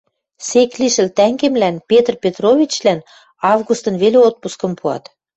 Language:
Western Mari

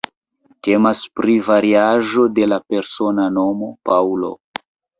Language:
Esperanto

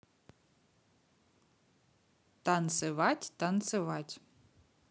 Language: Russian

